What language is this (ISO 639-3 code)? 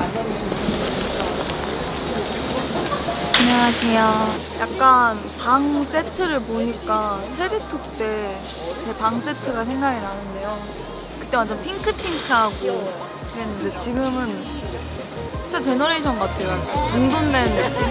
kor